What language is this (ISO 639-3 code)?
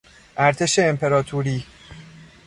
fas